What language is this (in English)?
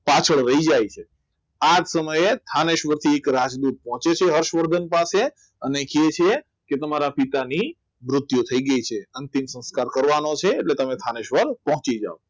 Gujarati